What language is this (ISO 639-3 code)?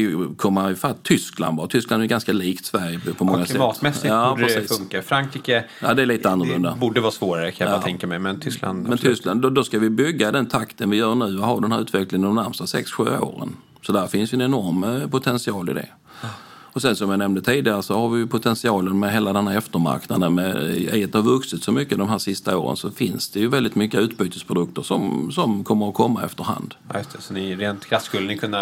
swe